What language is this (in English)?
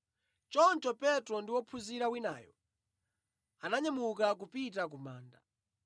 Nyanja